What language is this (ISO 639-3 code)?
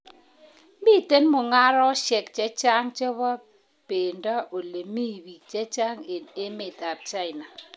kln